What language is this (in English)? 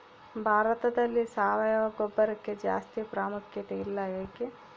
Kannada